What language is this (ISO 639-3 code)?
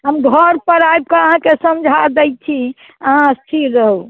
mai